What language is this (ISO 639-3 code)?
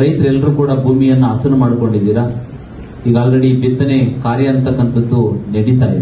kan